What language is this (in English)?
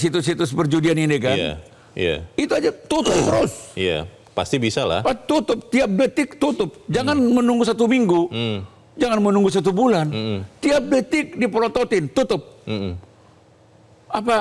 Indonesian